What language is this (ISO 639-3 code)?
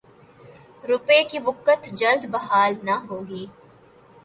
urd